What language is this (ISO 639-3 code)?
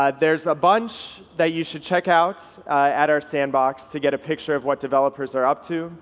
eng